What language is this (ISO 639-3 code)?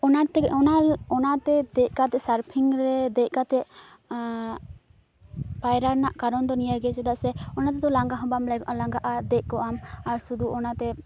sat